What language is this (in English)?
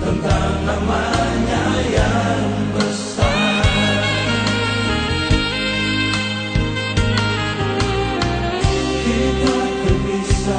Indonesian